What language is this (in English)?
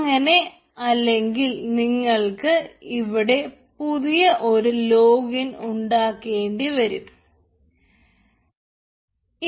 Malayalam